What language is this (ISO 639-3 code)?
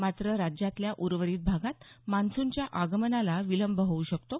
mar